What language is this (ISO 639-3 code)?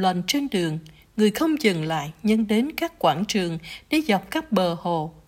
vie